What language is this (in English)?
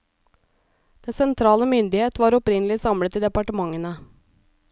Norwegian